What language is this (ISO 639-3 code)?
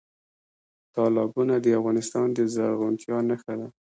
pus